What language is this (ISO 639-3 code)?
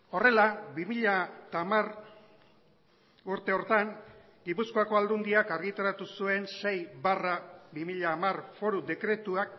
eus